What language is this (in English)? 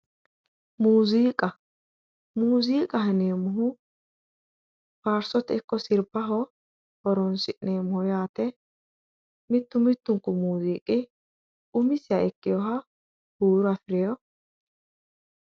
Sidamo